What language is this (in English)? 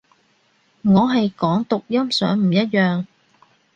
Cantonese